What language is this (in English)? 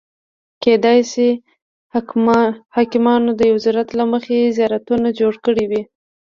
Pashto